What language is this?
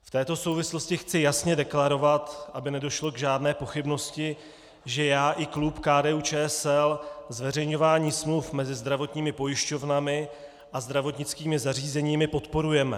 Czech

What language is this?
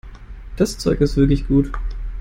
German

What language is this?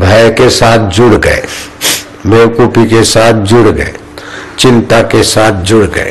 Hindi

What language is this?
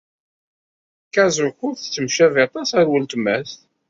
Kabyle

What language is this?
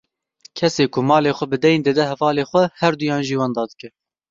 Kurdish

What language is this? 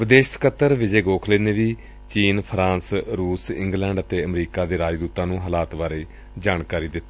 Punjabi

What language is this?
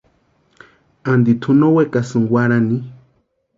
Western Highland Purepecha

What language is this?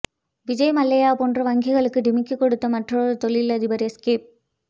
Tamil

